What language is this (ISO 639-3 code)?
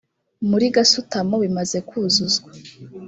kin